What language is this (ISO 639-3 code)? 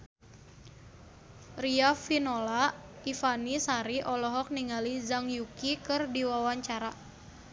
sun